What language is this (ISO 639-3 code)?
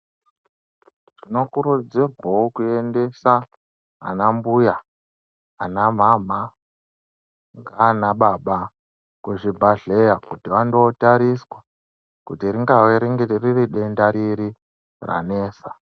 ndc